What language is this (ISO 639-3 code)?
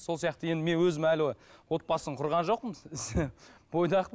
kaz